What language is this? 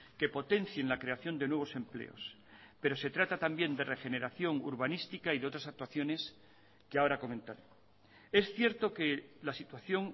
Spanish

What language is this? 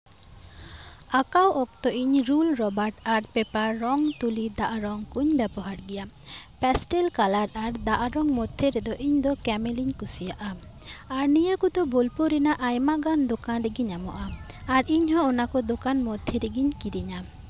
Santali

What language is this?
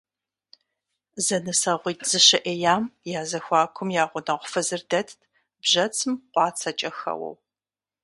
Kabardian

